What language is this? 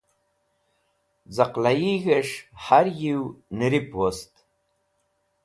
Wakhi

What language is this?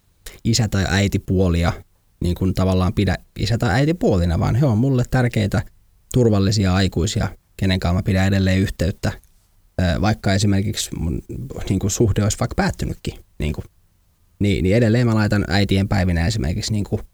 Finnish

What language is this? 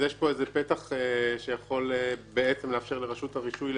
Hebrew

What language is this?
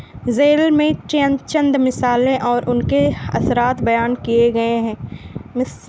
Urdu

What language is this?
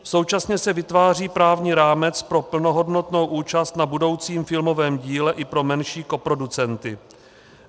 Czech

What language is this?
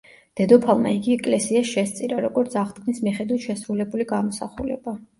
Georgian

